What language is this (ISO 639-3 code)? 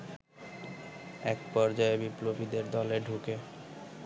ben